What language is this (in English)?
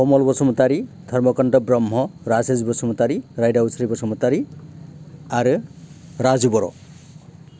Bodo